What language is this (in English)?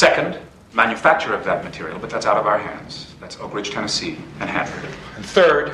Danish